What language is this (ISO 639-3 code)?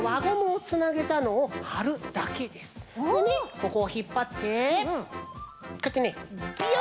jpn